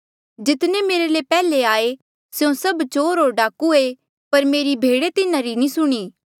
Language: Mandeali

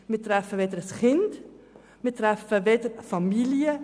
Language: Swiss German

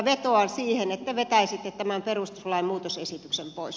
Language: Finnish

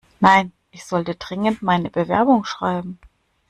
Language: German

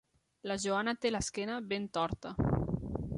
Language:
Catalan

